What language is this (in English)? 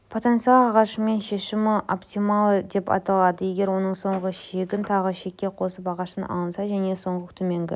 Kazakh